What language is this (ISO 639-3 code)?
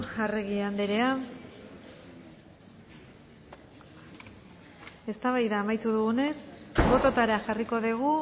eus